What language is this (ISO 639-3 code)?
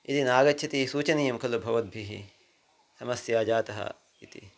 san